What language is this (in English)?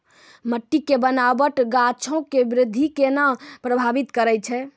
Maithili